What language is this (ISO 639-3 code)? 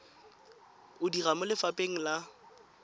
tsn